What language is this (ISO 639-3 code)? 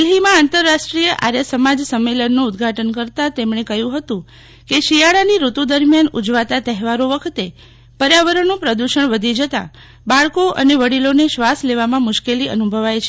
guj